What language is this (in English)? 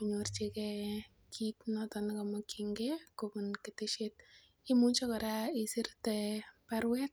Kalenjin